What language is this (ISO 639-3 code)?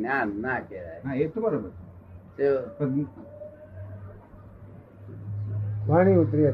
guj